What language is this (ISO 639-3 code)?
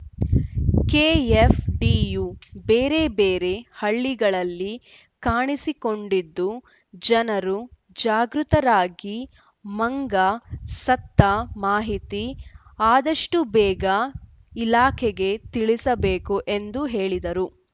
kan